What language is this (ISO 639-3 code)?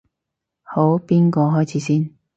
yue